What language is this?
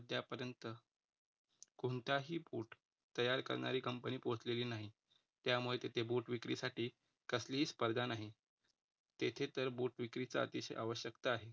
Marathi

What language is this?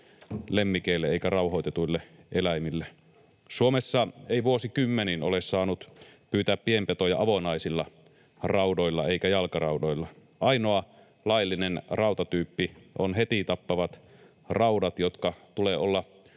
Finnish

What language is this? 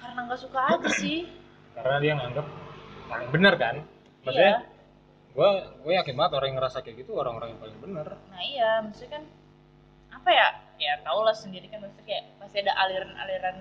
Indonesian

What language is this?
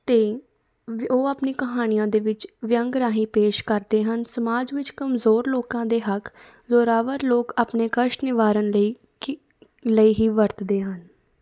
Punjabi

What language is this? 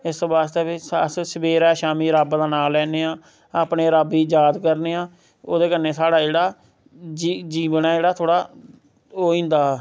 Dogri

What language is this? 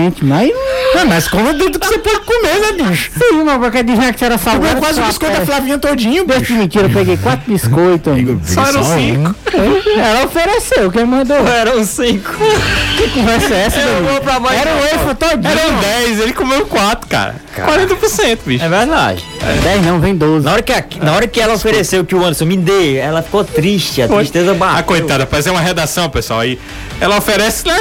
Portuguese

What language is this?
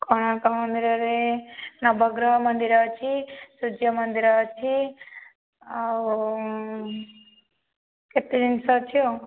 Odia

